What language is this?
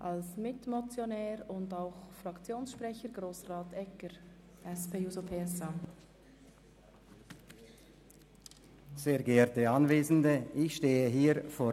Swiss German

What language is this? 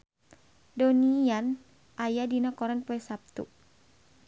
Sundanese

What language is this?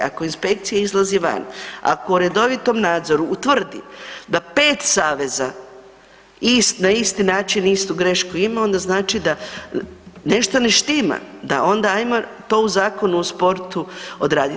Croatian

